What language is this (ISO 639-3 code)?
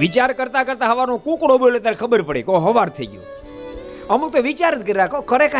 guj